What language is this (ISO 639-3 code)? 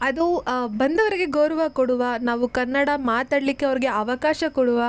kan